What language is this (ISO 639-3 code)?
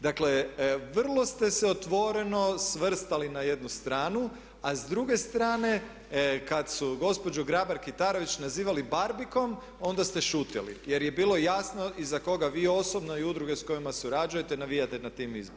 hrv